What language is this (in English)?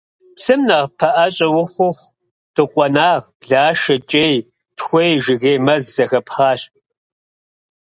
Kabardian